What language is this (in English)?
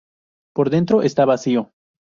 Spanish